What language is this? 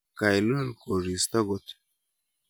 Kalenjin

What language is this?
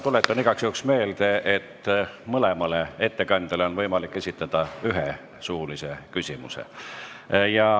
Estonian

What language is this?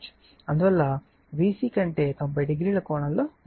Telugu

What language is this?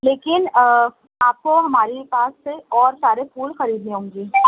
Urdu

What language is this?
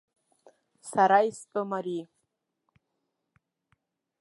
Abkhazian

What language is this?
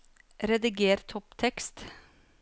Norwegian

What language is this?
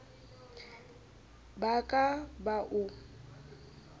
Southern Sotho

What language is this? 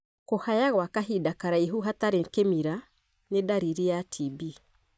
Kikuyu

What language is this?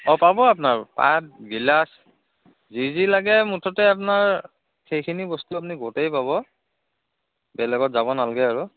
Assamese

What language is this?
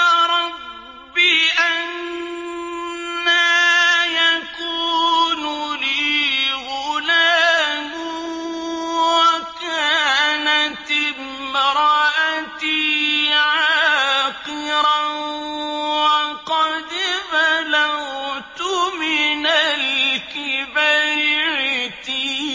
Arabic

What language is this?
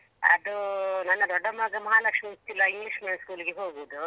Kannada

